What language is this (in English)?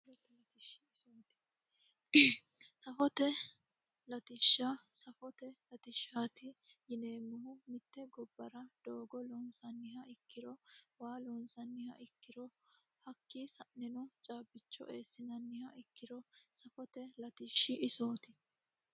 Sidamo